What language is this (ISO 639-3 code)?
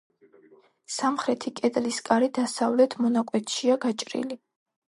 kat